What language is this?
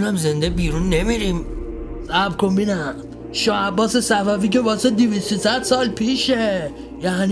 Persian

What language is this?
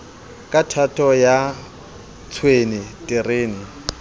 Southern Sotho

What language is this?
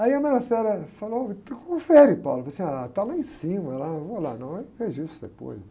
Portuguese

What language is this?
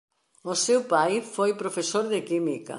Galician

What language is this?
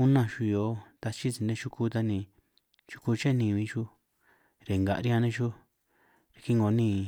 San Martín Itunyoso Triqui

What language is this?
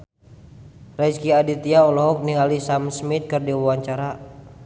Sundanese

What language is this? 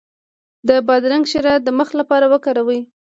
Pashto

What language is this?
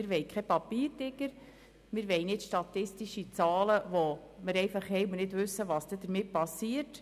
Swiss German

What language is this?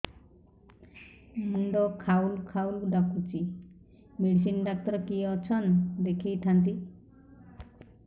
Odia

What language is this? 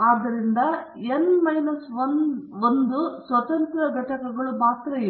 Kannada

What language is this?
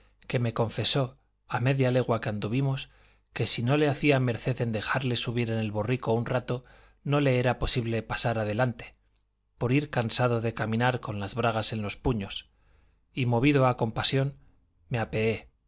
Spanish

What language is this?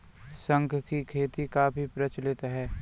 Hindi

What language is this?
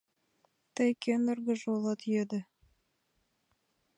Mari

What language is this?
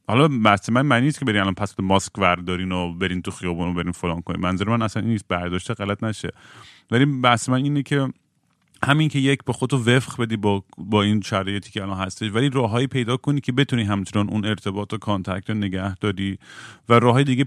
Persian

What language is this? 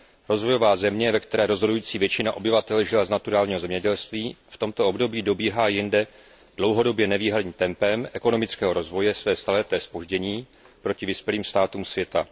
Czech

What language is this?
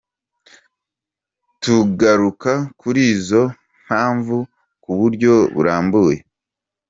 Kinyarwanda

